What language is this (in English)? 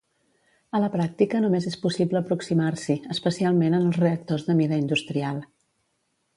Catalan